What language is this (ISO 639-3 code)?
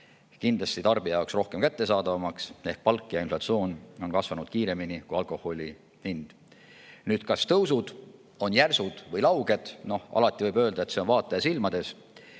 est